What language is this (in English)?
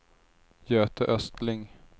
Swedish